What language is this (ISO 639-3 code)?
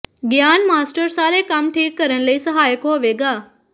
pan